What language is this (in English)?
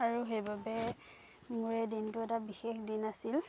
Assamese